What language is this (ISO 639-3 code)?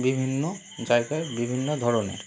ben